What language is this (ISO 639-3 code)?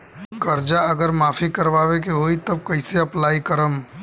bho